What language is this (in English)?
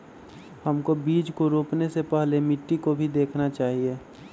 Magahi